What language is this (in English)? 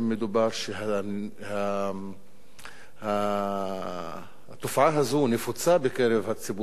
Hebrew